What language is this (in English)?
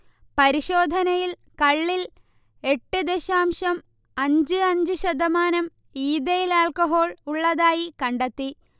Malayalam